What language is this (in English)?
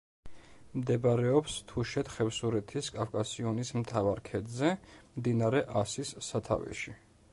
Georgian